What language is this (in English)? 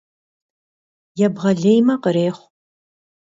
Kabardian